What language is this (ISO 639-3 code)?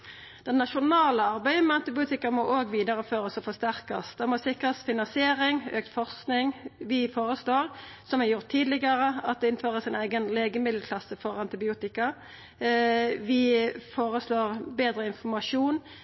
nno